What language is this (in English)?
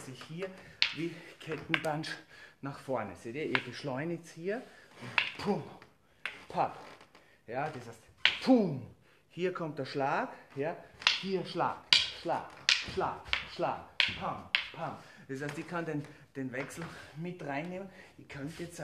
German